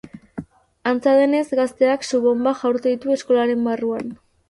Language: Basque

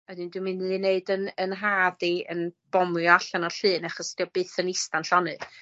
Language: Welsh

